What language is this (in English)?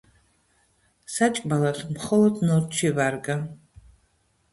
Georgian